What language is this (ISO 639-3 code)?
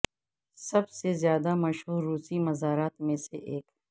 urd